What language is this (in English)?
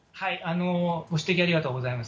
Japanese